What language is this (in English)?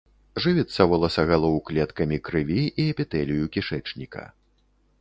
Belarusian